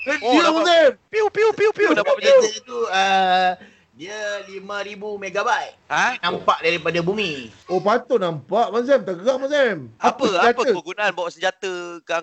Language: Malay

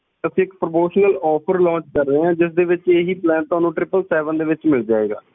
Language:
Punjabi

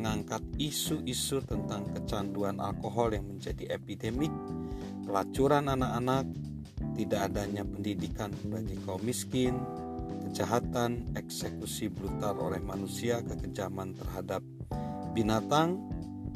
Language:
Indonesian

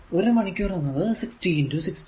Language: Malayalam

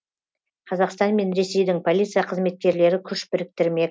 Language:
Kazakh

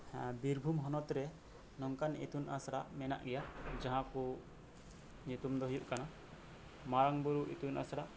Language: Santali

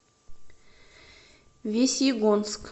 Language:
Russian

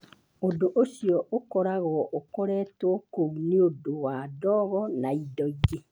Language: Kikuyu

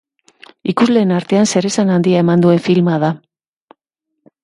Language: Basque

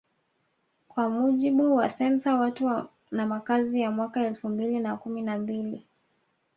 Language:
Swahili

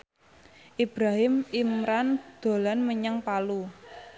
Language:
Javanese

